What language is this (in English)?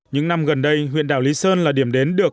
Vietnamese